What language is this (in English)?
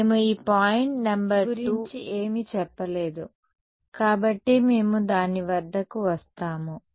Telugu